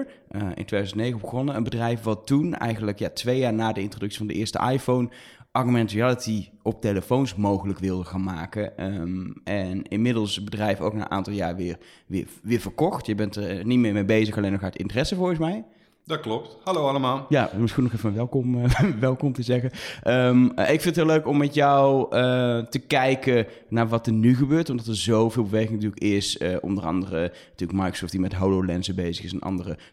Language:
Dutch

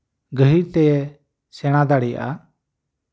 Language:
Santali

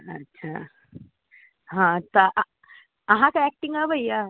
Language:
Maithili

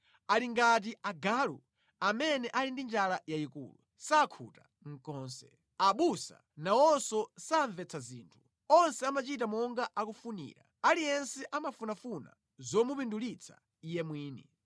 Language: Nyanja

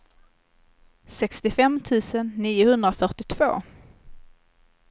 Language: Swedish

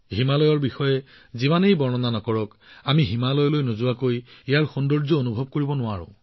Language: Assamese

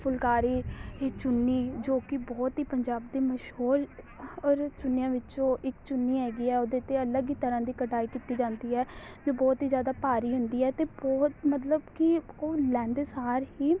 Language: Punjabi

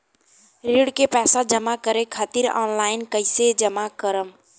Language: Bhojpuri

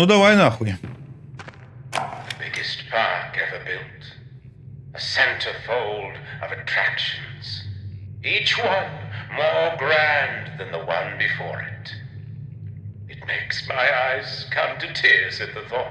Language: Russian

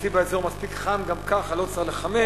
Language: Hebrew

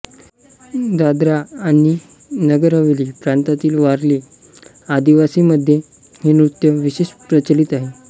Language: Marathi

